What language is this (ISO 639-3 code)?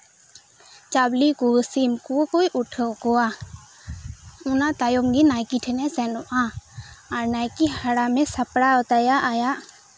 sat